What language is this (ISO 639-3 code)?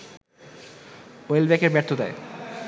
ben